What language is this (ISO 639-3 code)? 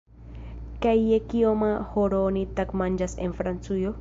epo